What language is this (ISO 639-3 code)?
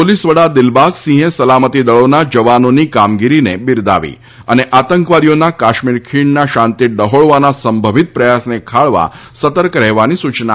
guj